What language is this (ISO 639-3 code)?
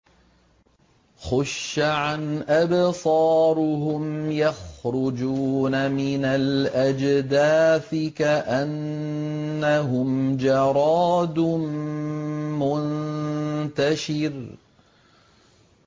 ara